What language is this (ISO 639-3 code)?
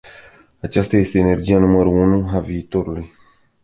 ron